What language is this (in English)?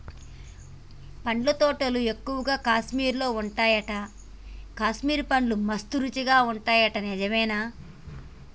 Telugu